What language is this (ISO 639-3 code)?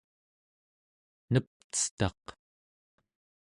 esu